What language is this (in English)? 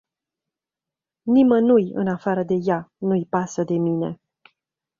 Romanian